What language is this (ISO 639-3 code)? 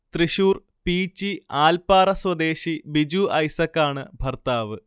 mal